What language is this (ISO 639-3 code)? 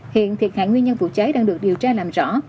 vie